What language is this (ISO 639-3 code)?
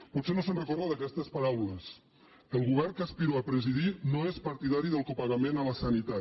cat